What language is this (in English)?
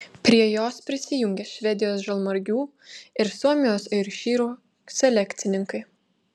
Lithuanian